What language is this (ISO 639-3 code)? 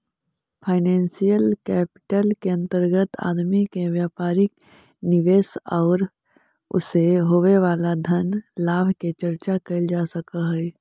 mag